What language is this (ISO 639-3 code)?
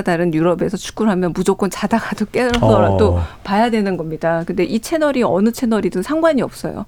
kor